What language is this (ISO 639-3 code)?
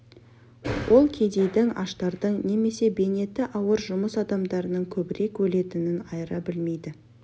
kaz